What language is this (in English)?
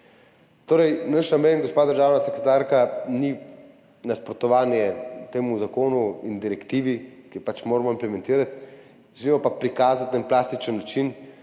Slovenian